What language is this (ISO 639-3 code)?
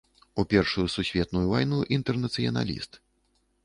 bel